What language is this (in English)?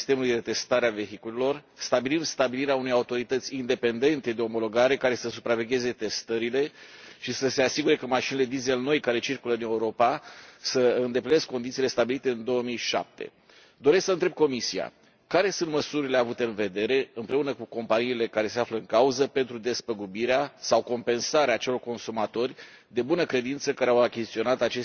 Romanian